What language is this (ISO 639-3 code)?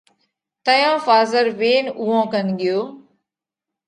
kvx